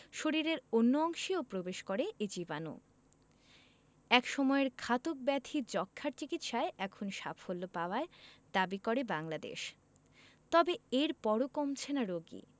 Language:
Bangla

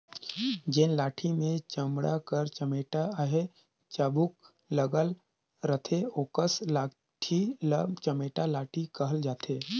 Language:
Chhattisgarhi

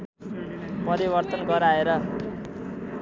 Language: Nepali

